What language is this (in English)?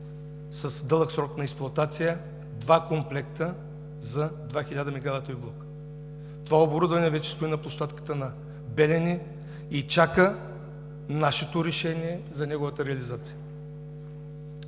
Bulgarian